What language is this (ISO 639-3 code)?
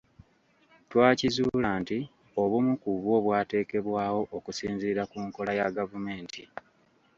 lug